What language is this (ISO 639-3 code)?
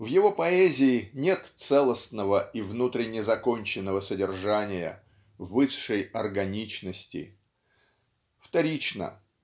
rus